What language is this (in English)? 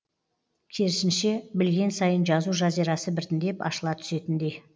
Kazakh